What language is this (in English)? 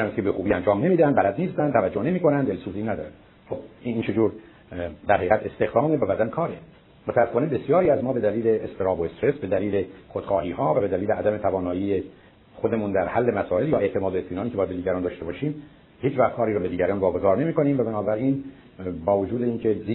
Persian